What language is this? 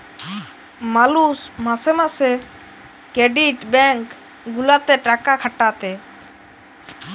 Bangla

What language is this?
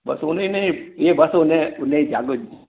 Sindhi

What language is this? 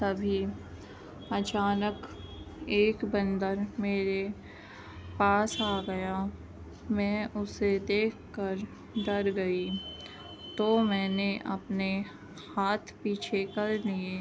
Urdu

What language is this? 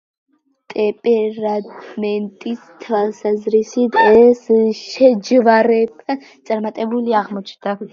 Georgian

